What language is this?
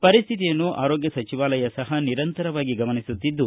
Kannada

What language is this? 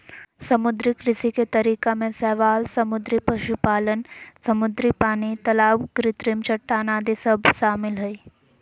Magahi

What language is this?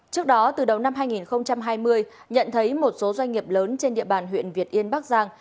Vietnamese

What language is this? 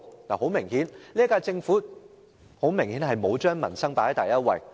Cantonese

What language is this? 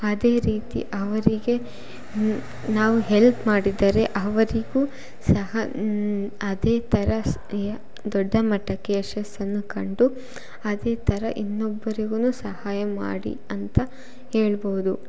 Kannada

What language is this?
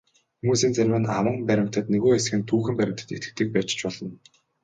Mongolian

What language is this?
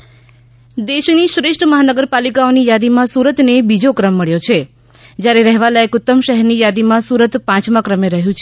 Gujarati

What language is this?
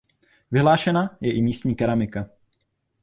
Czech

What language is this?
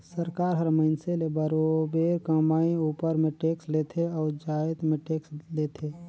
Chhattisgarhi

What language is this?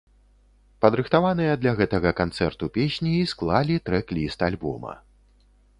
Belarusian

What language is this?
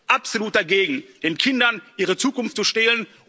German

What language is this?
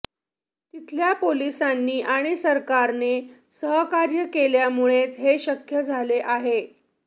Marathi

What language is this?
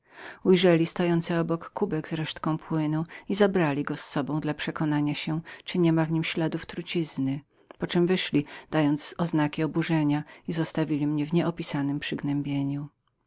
Polish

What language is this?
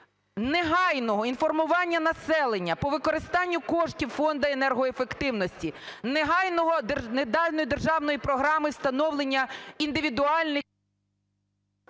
Ukrainian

